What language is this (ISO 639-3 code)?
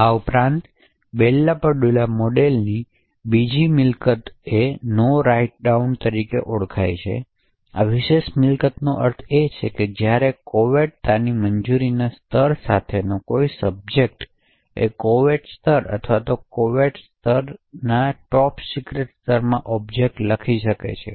guj